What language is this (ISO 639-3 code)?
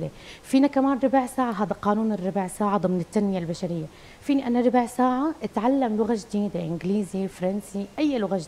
ara